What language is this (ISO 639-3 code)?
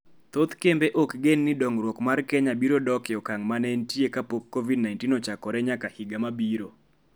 luo